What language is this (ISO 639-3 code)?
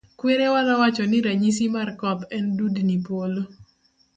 luo